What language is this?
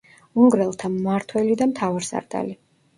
Georgian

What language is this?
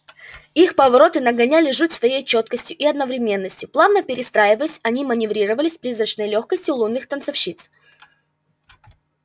Russian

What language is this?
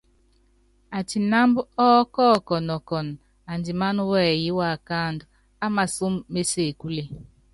Yangben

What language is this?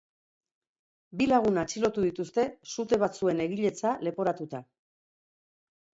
Basque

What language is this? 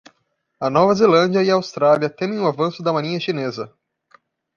Portuguese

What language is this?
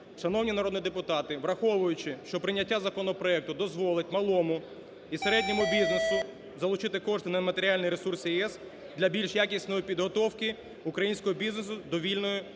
Ukrainian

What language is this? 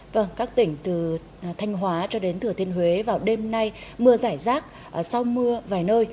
Vietnamese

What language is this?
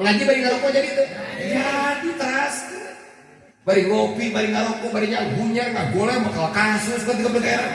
Indonesian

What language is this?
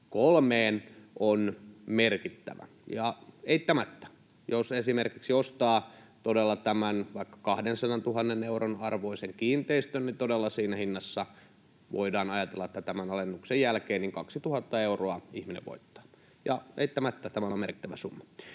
Finnish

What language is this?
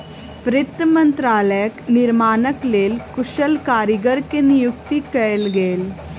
Maithili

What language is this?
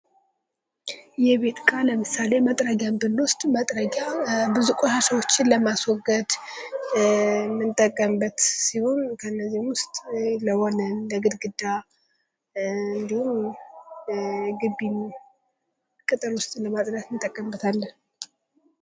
Amharic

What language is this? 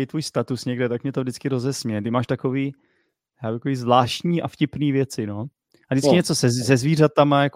Czech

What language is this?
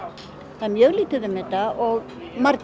Icelandic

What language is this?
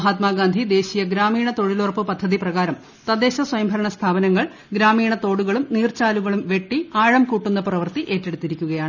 Malayalam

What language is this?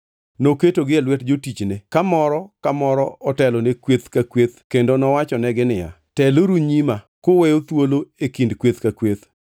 Luo (Kenya and Tanzania)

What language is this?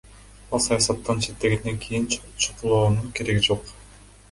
Kyrgyz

